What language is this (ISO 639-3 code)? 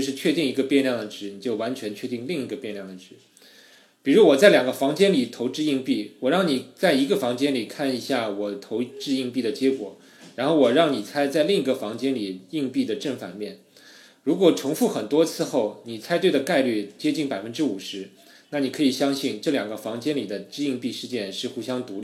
zho